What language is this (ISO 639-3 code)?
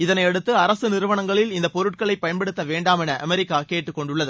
tam